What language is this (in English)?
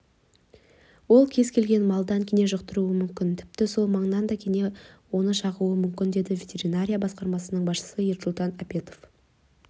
Kazakh